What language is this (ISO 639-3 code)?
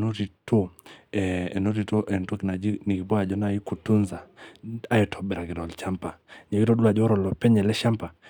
mas